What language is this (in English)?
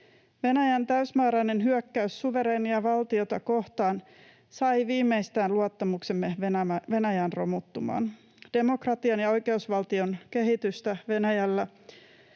Finnish